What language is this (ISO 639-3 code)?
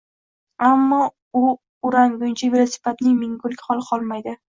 uzb